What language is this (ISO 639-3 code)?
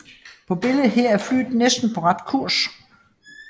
dan